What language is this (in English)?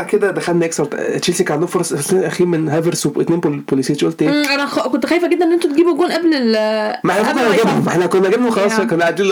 Arabic